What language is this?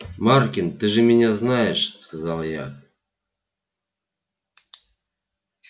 Russian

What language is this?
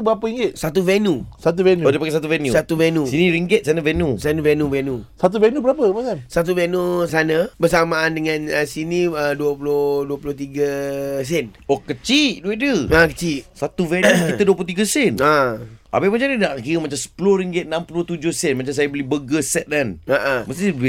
Malay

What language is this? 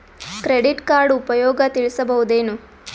Kannada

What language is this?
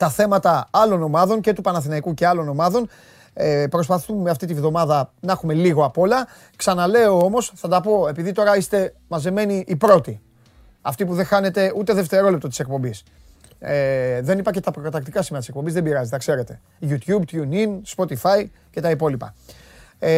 Greek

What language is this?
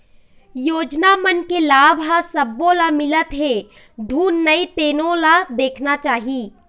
Chhattisgarhi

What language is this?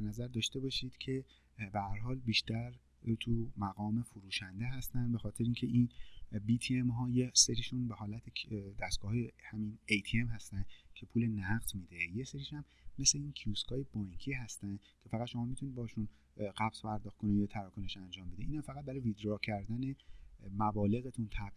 Persian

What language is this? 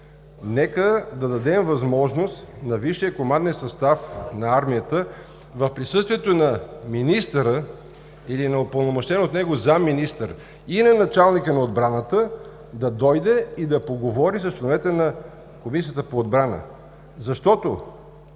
Bulgarian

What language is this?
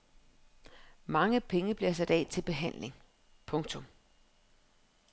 Danish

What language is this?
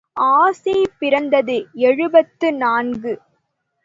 Tamil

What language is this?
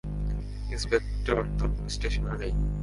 Bangla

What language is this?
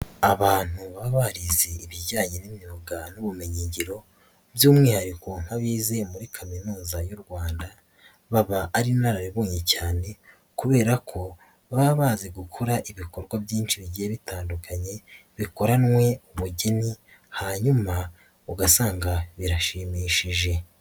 Kinyarwanda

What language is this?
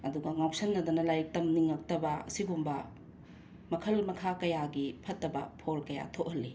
Manipuri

